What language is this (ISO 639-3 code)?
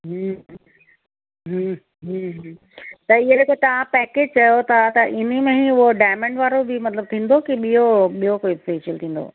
snd